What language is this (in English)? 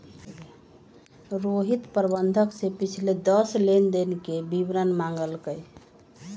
Magahi